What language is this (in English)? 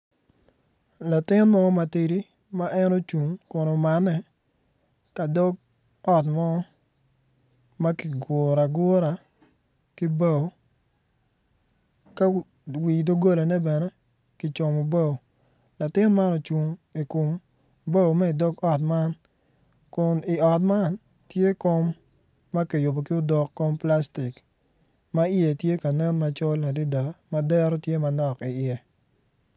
Acoli